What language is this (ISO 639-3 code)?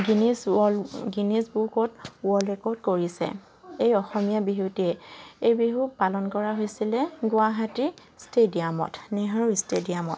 asm